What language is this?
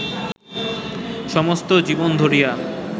Bangla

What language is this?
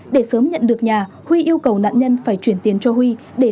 Vietnamese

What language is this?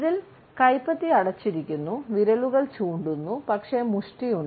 Malayalam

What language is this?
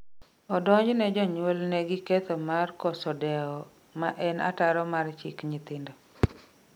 Luo (Kenya and Tanzania)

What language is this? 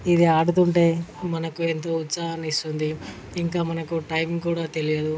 Telugu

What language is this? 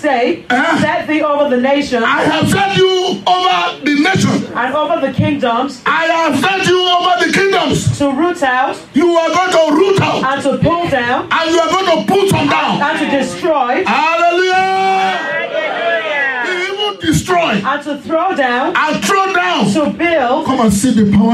English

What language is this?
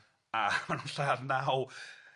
Welsh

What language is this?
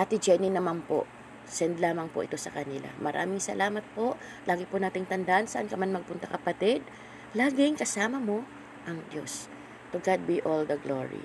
Filipino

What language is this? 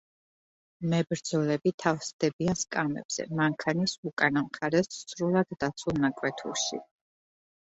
Georgian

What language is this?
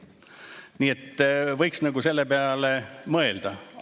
Estonian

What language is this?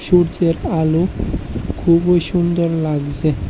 Bangla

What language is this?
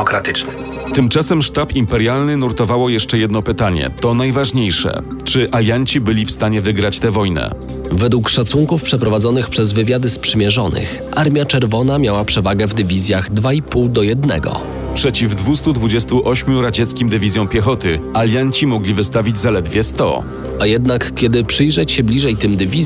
Polish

